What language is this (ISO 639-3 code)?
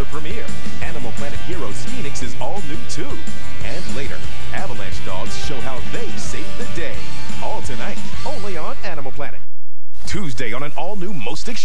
eng